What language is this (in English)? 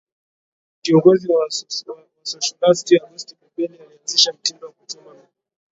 Swahili